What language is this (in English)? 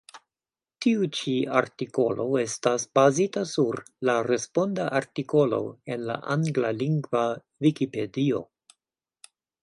Esperanto